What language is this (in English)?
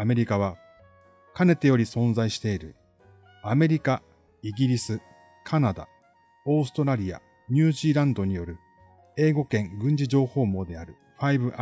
Japanese